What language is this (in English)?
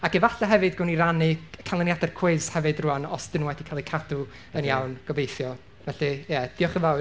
Welsh